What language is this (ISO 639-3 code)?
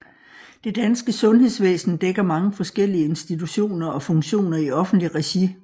dan